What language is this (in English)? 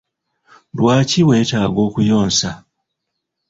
Ganda